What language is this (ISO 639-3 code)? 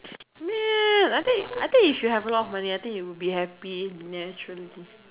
eng